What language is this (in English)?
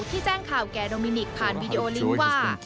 Thai